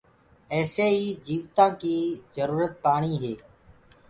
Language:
Gurgula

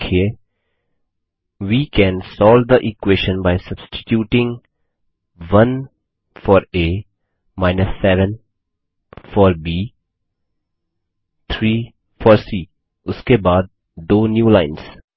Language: Hindi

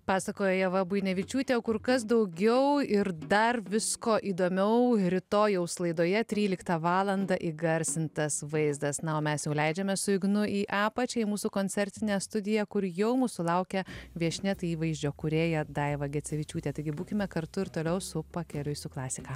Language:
Lithuanian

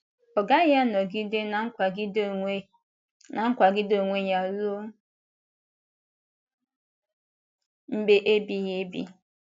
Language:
Igbo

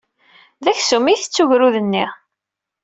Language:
Kabyle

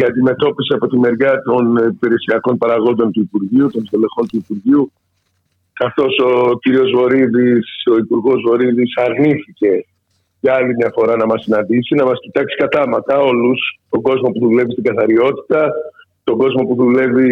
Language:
Greek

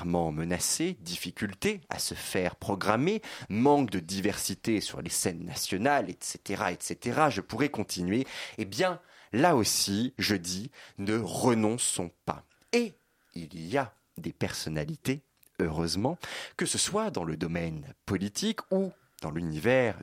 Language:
French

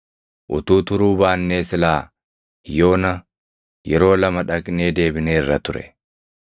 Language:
Oromo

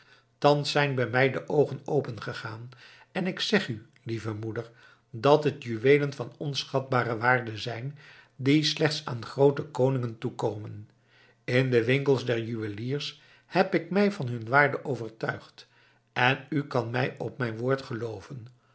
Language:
Dutch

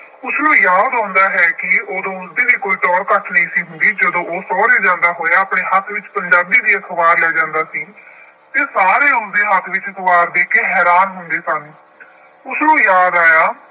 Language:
Punjabi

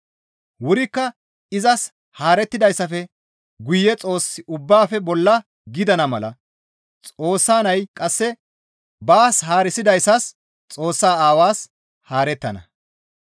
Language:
Gamo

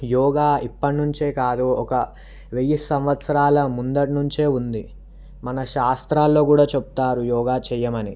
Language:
Telugu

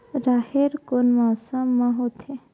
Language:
Chhattisgarhi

